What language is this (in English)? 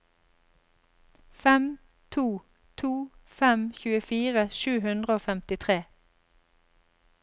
Norwegian